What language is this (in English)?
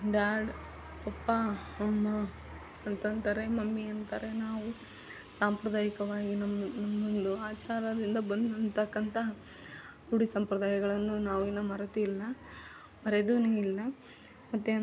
Kannada